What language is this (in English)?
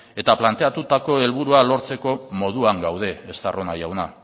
Basque